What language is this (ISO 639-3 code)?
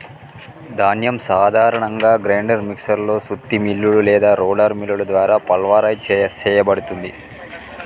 tel